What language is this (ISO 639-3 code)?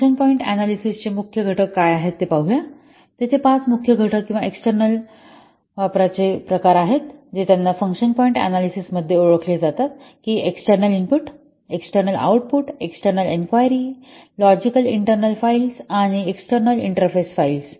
mar